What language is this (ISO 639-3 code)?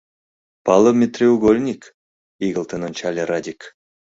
chm